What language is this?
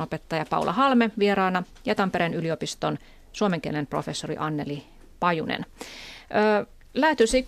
Finnish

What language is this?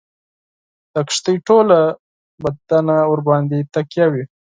Pashto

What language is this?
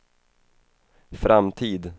Swedish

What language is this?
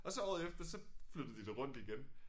Danish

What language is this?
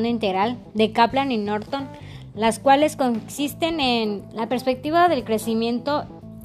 Spanish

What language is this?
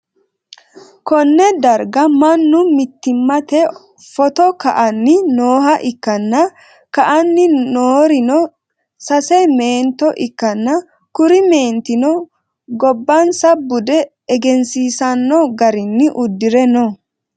Sidamo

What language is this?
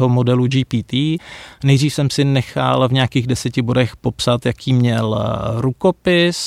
Czech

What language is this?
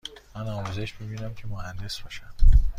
Persian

